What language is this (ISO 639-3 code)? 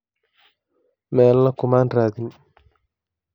som